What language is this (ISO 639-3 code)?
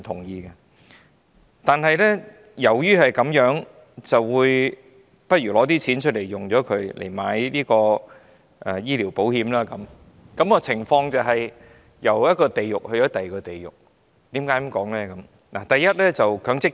yue